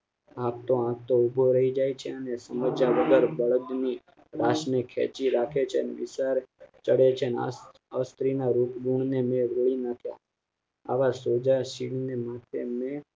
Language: Gujarati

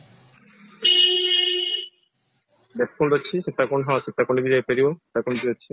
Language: Odia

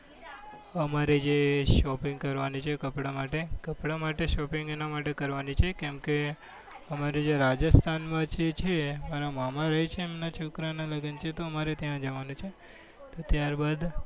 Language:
Gujarati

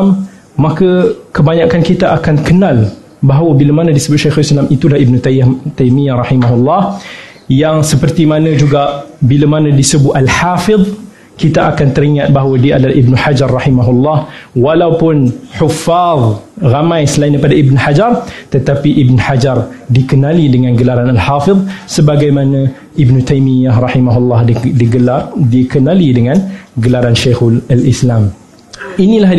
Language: Malay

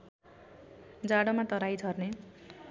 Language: Nepali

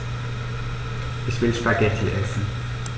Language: German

